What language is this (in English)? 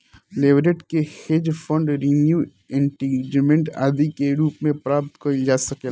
Bhojpuri